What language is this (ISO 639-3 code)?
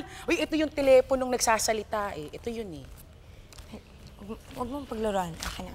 fil